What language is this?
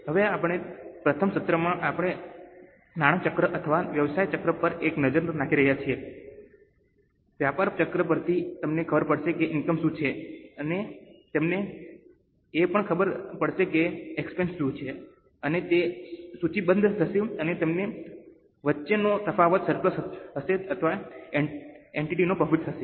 Gujarati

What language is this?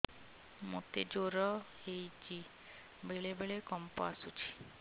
Odia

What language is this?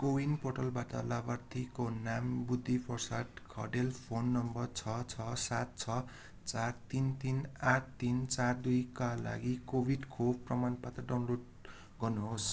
Nepali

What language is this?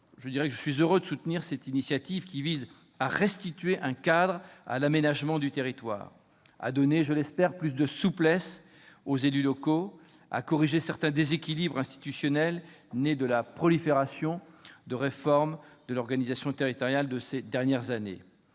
French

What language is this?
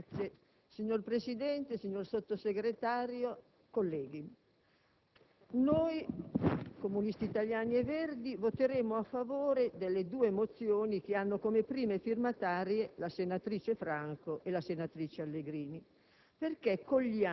Italian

